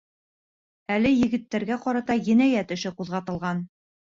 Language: Bashkir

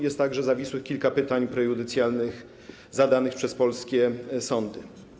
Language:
Polish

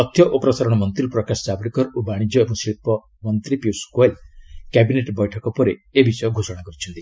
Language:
Odia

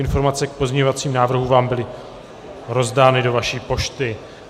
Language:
Czech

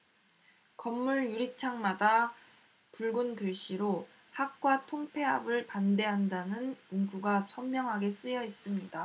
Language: Korean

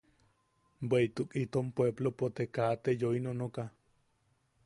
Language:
Yaqui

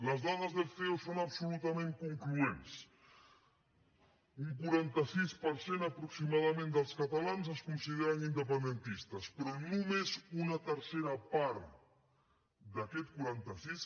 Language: Catalan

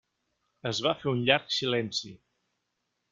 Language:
Catalan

